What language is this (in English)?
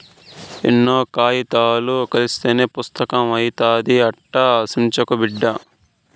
Telugu